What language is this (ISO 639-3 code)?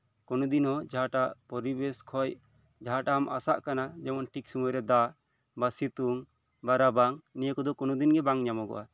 sat